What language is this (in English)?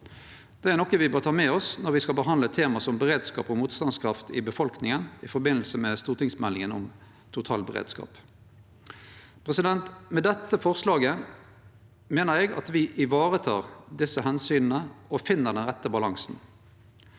Norwegian